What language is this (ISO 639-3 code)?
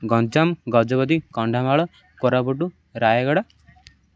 ori